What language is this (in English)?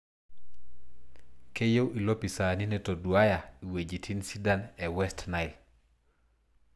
Masai